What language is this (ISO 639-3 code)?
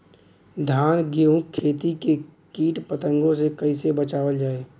bho